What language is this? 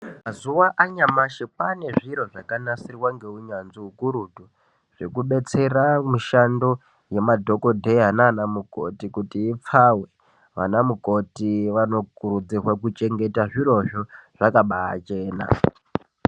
Ndau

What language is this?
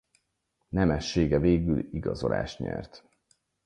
Hungarian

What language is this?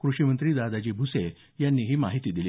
Marathi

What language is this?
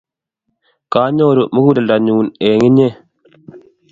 Kalenjin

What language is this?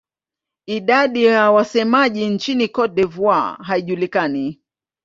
Swahili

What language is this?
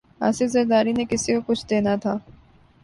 Urdu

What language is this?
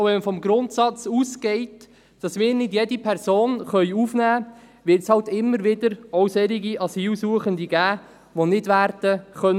Swiss German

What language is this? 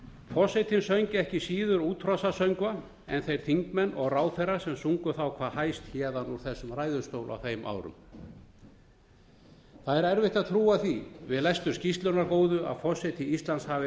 Icelandic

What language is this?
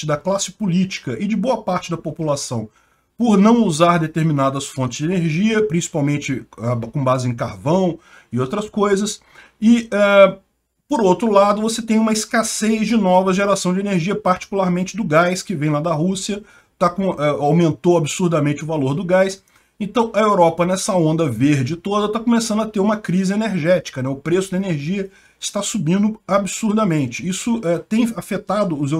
Portuguese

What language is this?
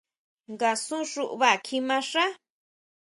Huautla Mazatec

